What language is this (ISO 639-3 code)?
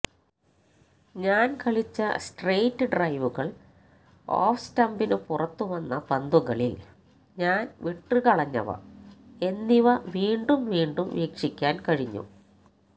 mal